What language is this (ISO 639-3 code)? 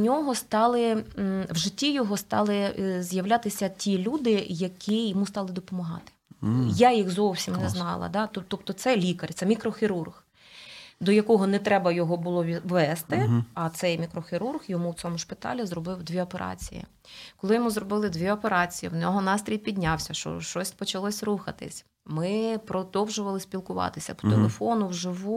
ukr